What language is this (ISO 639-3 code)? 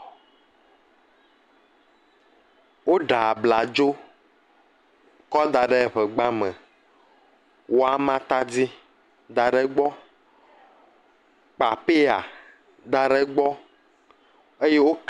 ewe